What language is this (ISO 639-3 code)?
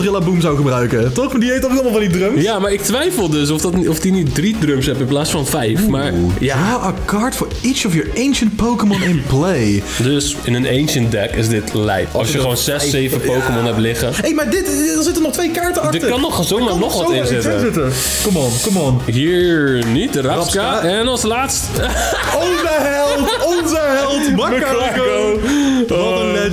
nld